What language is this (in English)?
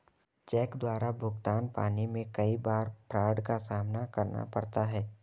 Hindi